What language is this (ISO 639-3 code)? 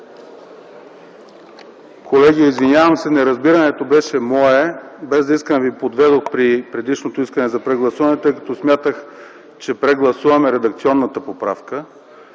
bul